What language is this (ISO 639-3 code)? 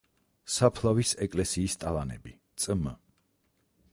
kat